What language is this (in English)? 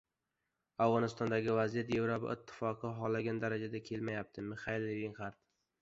Uzbek